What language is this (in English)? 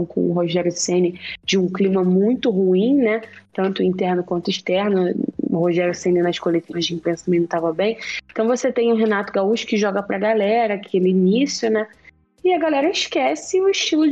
Portuguese